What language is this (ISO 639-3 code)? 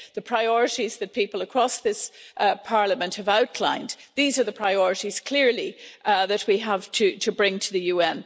eng